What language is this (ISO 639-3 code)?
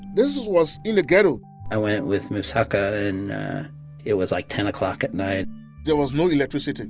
eng